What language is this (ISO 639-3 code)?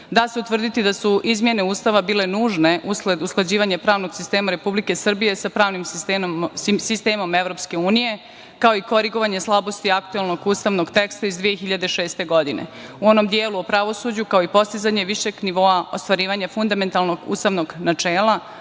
srp